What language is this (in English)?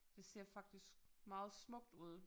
Danish